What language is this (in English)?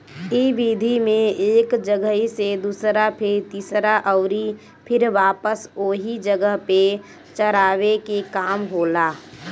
Bhojpuri